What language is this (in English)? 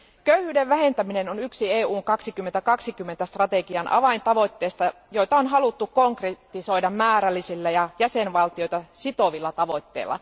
Finnish